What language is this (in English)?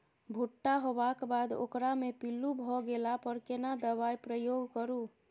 Maithili